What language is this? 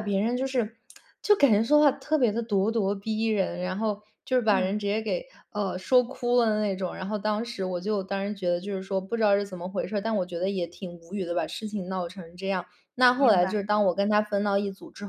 Chinese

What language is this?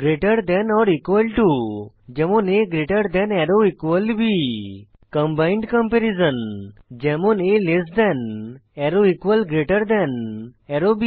Bangla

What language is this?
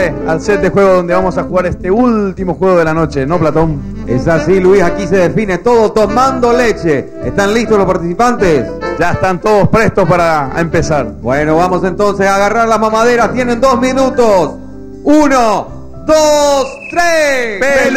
Spanish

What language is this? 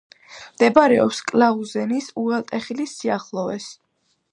Georgian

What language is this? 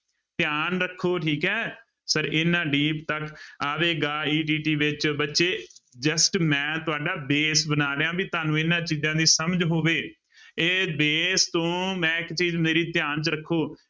Punjabi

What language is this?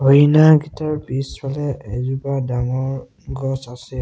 Assamese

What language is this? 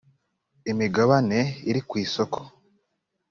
Kinyarwanda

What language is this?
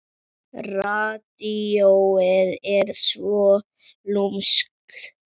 Icelandic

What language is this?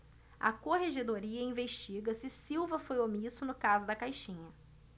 Portuguese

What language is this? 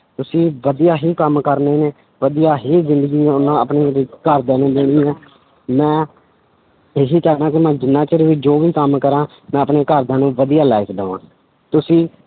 Punjabi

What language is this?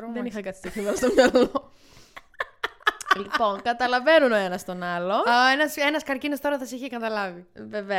Greek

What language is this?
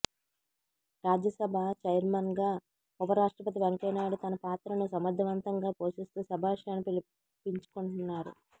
Telugu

